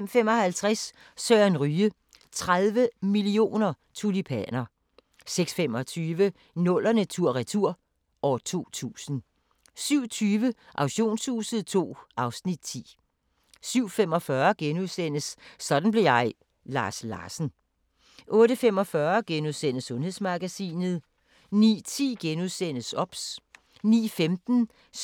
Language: Danish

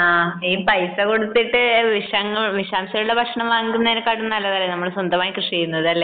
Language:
Malayalam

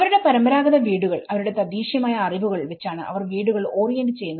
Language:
Malayalam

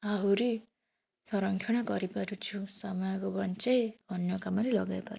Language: Odia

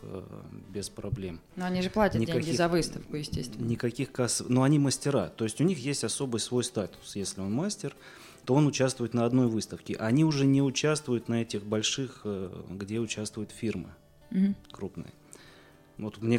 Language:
Russian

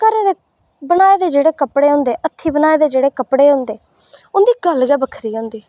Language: Dogri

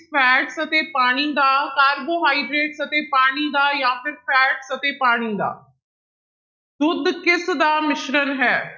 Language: Punjabi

